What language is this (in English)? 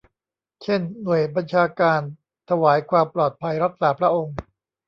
Thai